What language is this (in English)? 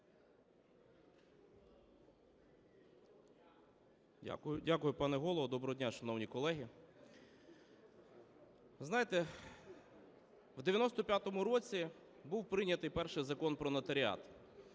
Ukrainian